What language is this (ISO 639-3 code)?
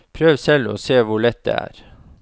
nor